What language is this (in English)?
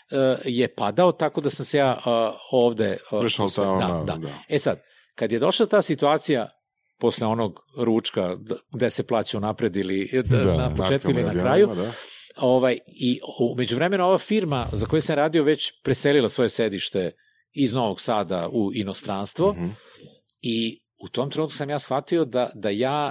Croatian